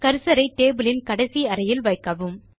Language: Tamil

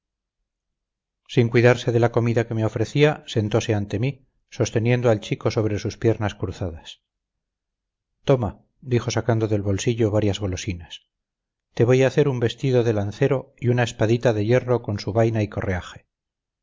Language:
Spanish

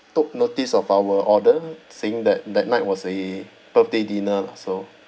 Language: English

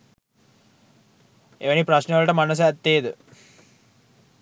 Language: Sinhala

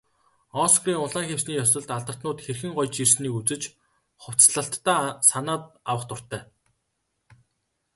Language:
Mongolian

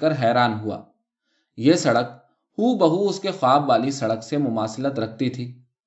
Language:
Urdu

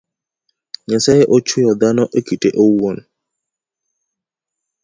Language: Luo (Kenya and Tanzania)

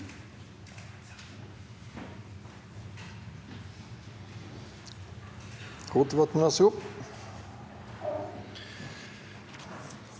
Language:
Norwegian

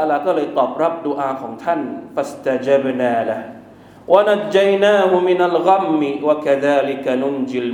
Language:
Thai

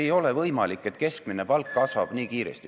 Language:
Estonian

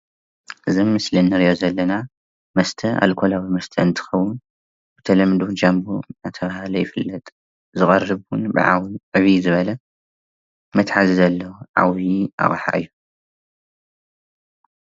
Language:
Tigrinya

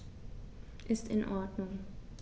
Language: German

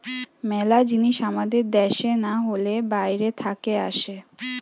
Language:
Bangla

